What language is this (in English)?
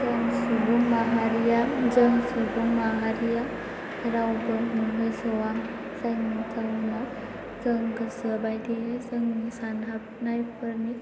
Bodo